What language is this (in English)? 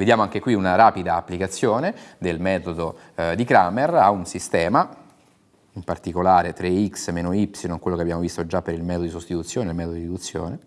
Italian